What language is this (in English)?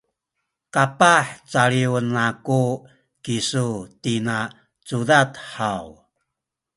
Sakizaya